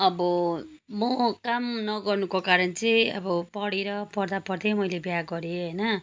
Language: Nepali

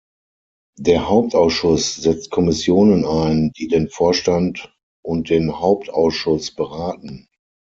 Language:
German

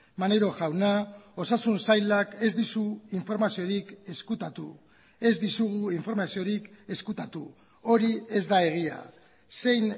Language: Basque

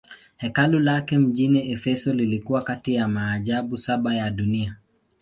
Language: Swahili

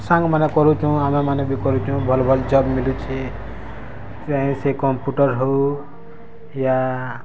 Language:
Odia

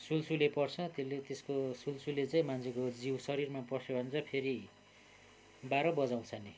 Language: Nepali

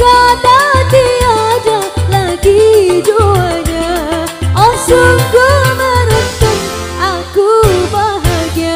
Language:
Indonesian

